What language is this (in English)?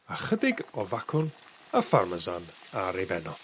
Welsh